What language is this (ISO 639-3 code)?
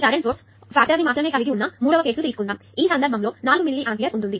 tel